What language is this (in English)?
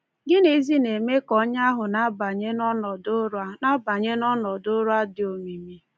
Igbo